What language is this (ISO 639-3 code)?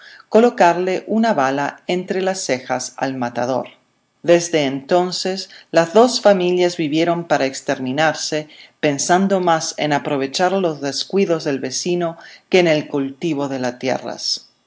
spa